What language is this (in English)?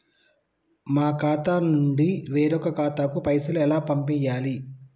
Telugu